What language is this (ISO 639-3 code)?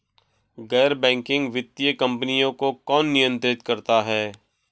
hin